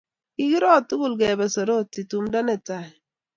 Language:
Kalenjin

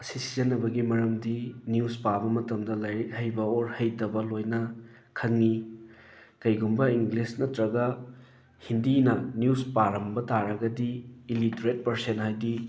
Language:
Manipuri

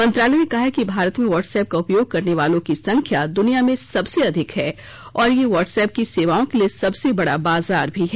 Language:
Hindi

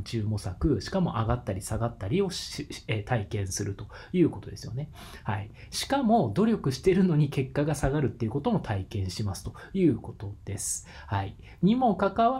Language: Japanese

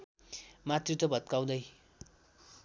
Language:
Nepali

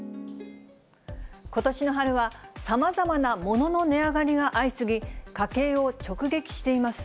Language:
Japanese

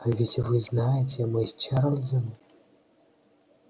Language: Russian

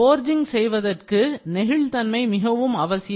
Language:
Tamil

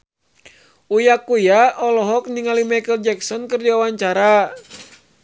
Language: Sundanese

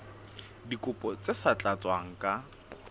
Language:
Southern Sotho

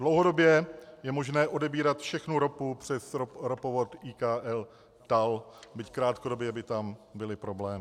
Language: Czech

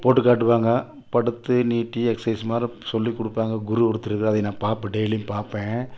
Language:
Tamil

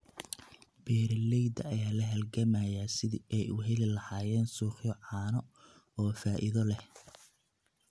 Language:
Somali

